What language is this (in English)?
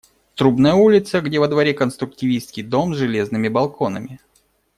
Russian